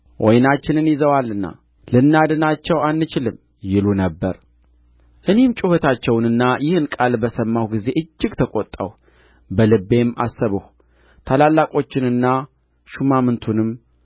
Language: Amharic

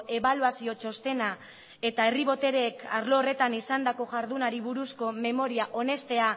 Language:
Basque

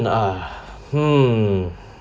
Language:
English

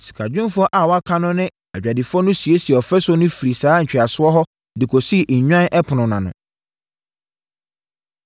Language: Akan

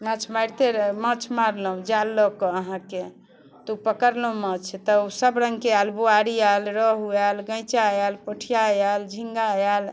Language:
Maithili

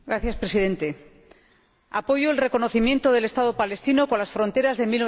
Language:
Spanish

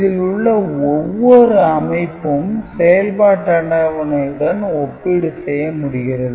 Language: Tamil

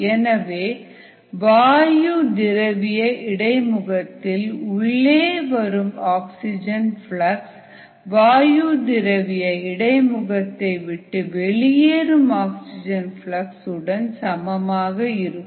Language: Tamil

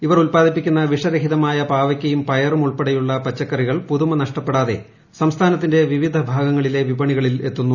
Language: Malayalam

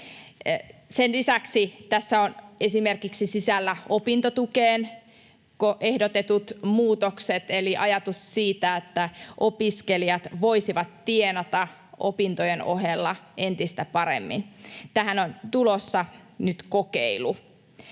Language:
Finnish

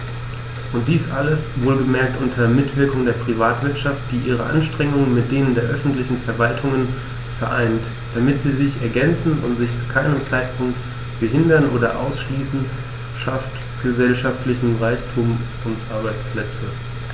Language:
German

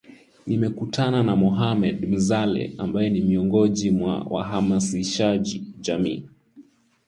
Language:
Swahili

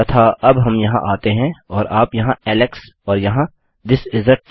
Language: Hindi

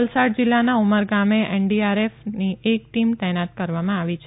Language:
Gujarati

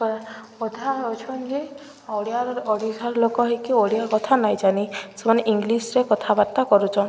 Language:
Odia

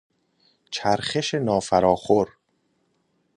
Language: Persian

